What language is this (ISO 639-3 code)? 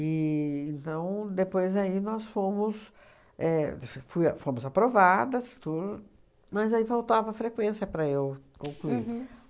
por